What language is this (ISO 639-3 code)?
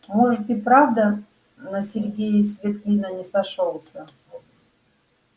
rus